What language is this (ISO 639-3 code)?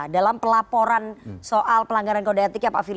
ind